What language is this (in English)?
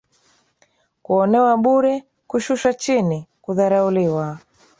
Swahili